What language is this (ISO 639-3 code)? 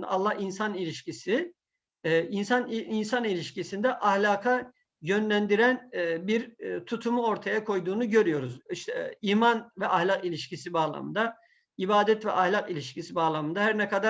tur